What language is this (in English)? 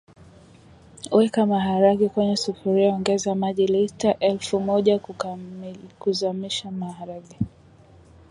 Swahili